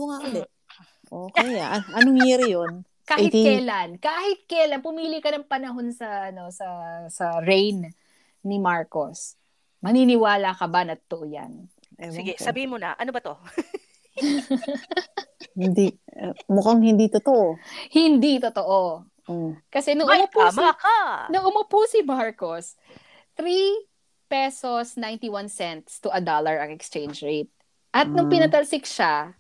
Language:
Filipino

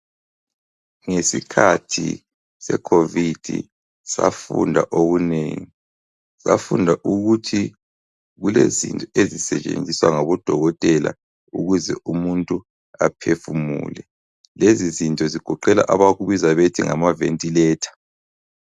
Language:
North Ndebele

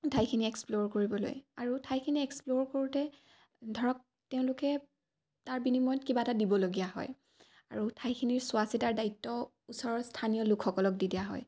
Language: Assamese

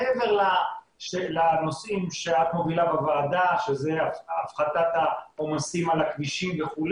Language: Hebrew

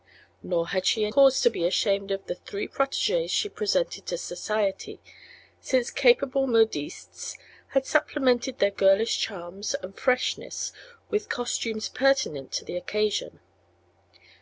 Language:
English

